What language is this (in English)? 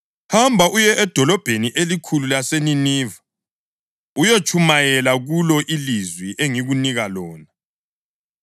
North Ndebele